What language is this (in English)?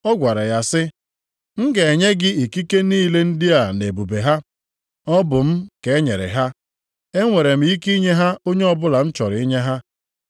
Igbo